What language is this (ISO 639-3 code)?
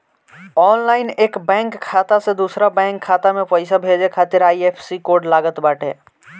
bho